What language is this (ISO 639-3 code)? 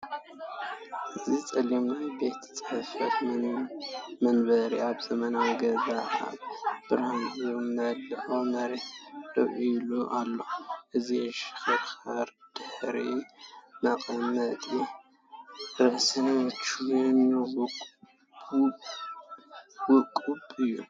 tir